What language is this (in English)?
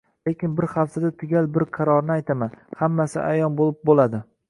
Uzbek